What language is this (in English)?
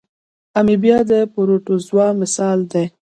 Pashto